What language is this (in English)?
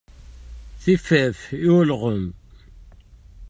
Kabyle